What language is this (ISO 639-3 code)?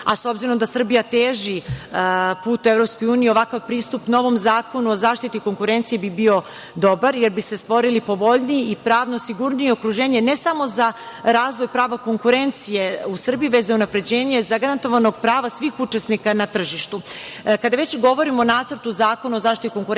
srp